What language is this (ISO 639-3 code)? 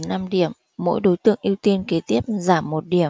vie